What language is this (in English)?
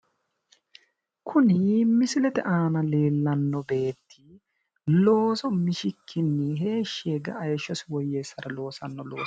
Sidamo